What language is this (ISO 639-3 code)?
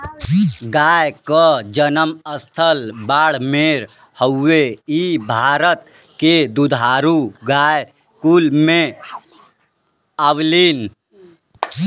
bho